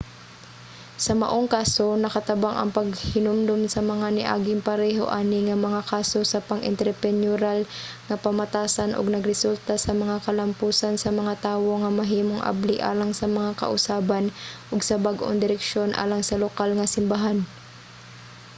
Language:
Cebuano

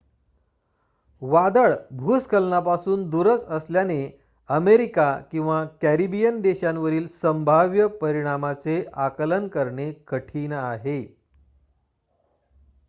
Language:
Marathi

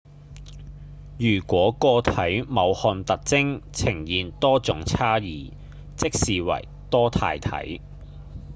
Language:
Cantonese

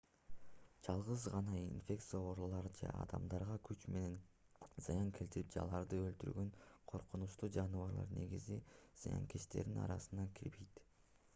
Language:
Kyrgyz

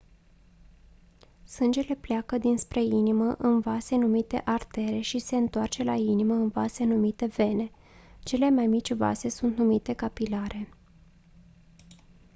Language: Romanian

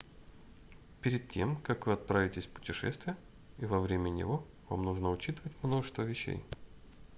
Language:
Russian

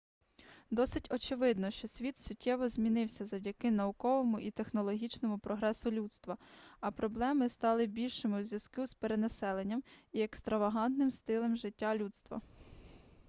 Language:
Ukrainian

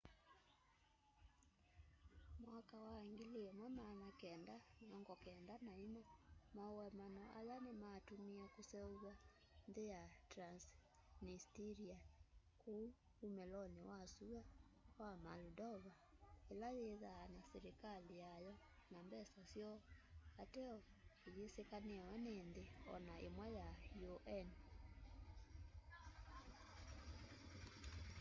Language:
Kamba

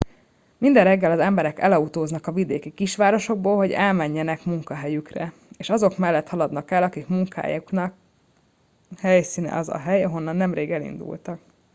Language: Hungarian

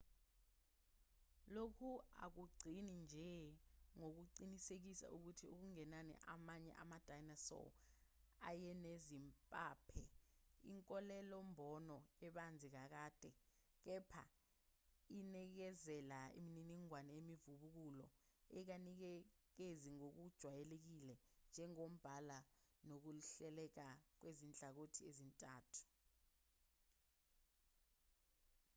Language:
Zulu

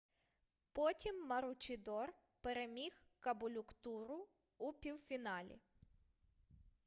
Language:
Ukrainian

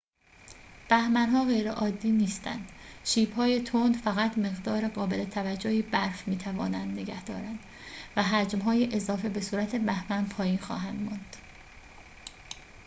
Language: Persian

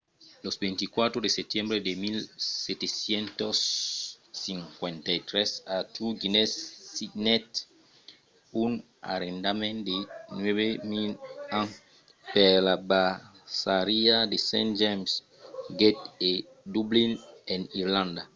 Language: Occitan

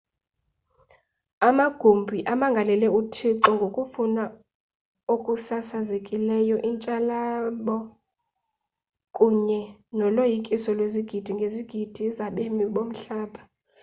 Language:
Xhosa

